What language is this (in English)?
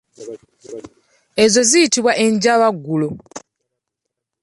Ganda